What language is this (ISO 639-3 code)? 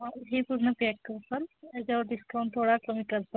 mar